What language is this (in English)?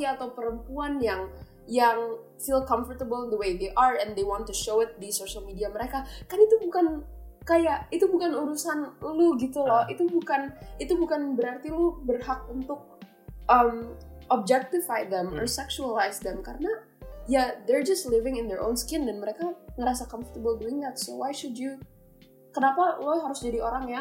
Indonesian